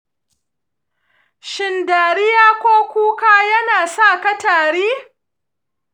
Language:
Hausa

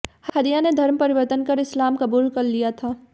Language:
Hindi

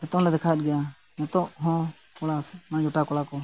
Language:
Santali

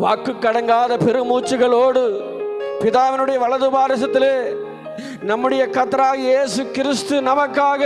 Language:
Tamil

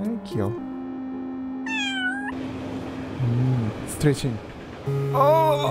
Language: Korean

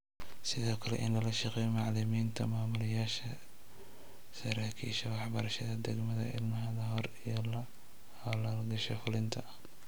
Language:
Somali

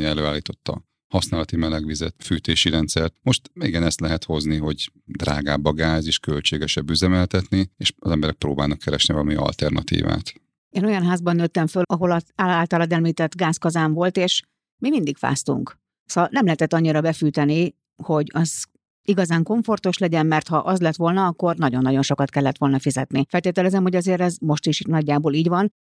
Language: Hungarian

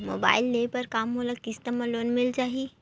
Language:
Chhattisgarhi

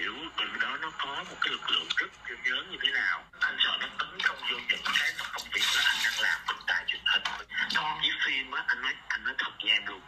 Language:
Vietnamese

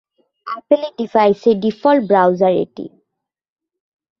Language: Bangla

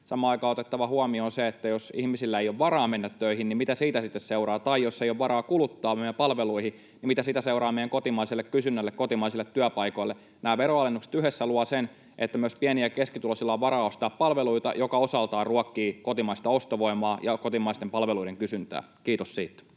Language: Finnish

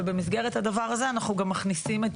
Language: Hebrew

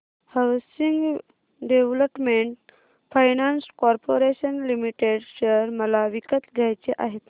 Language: Marathi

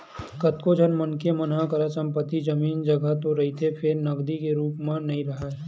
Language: Chhattisgarhi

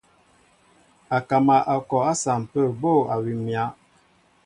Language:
Mbo (Cameroon)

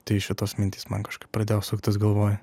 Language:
Lithuanian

